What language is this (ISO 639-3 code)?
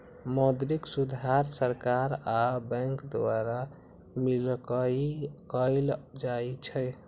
mag